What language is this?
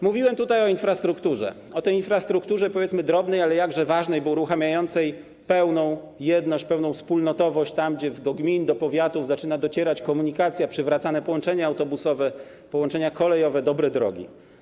Polish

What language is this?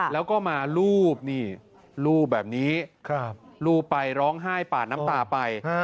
Thai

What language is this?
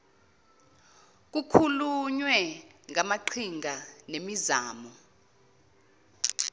Zulu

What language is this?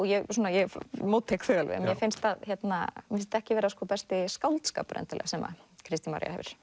Icelandic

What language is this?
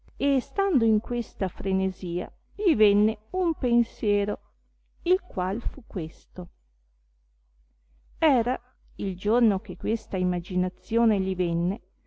Italian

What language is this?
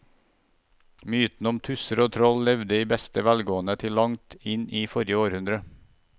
Norwegian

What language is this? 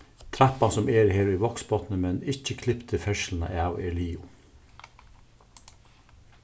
Faroese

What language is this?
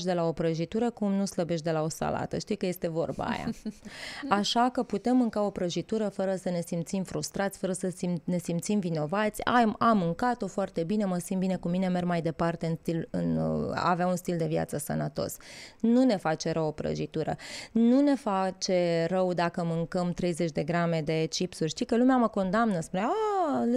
Romanian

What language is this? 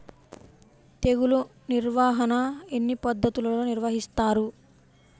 Telugu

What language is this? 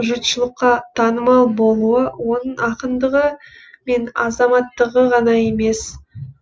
Kazakh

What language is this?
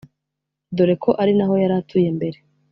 Kinyarwanda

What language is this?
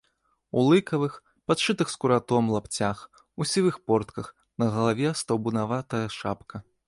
Belarusian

